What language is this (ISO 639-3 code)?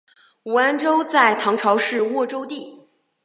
zho